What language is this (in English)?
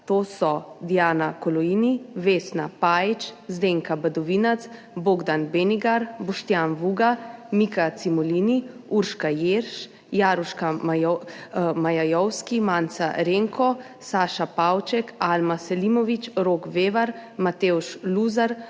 Slovenian